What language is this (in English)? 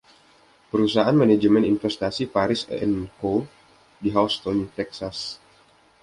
Indonesian